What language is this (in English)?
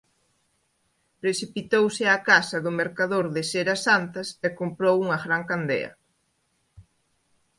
Galician